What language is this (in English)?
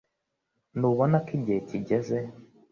Kinyarwanda